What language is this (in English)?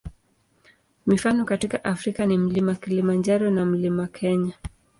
Swahili